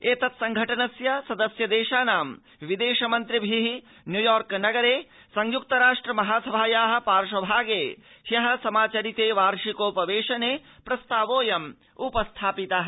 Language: Sanskrit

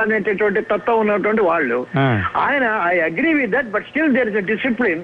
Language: Telugu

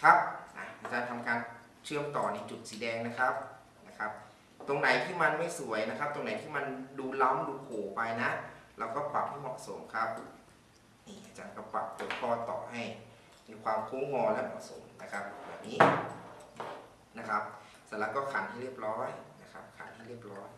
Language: Thai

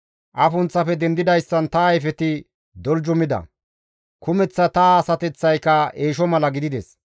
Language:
Gamo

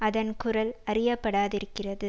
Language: Tamil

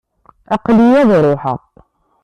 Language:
Kabyle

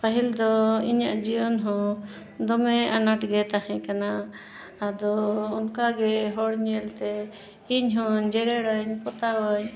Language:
Santali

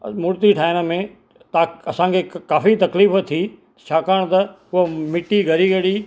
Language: Sindhi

